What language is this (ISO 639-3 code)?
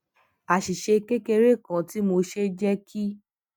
yor